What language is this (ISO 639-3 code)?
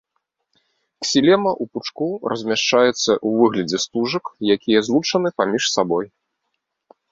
bel